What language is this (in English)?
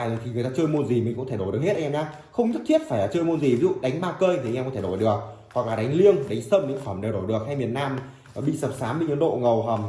Vietnamese